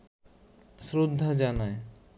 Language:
Bangla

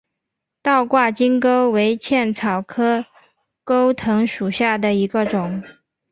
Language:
Chinese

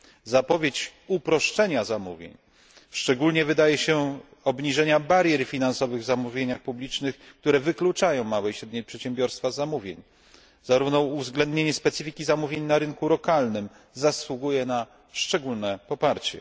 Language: Polish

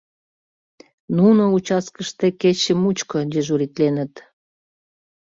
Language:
Mari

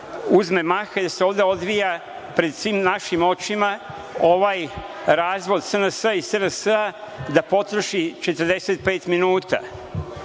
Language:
Serbian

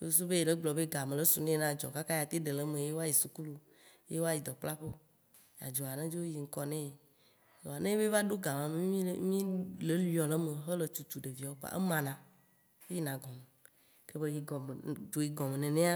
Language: Waci Gbe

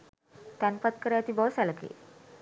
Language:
Sinhala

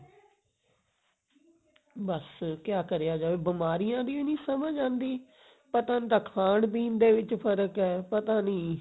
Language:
Punjabi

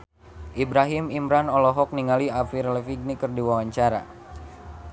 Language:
Sundanese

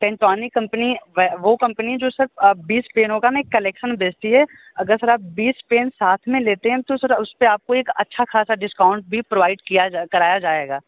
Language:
Hindi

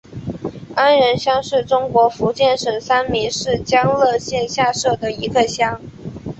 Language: Chinese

